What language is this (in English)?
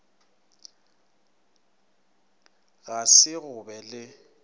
Northern Sotho